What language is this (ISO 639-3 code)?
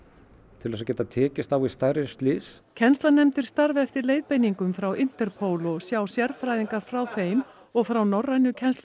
isl